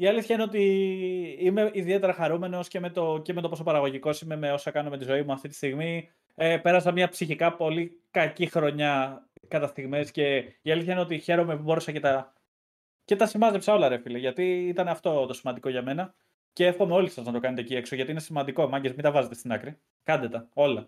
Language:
Greek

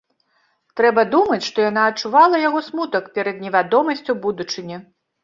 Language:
Belarusian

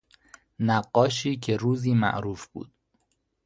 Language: Persian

